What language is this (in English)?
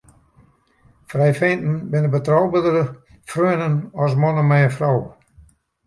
Western Frisian